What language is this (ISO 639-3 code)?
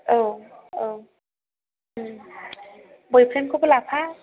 brx